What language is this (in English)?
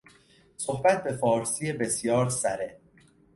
Persian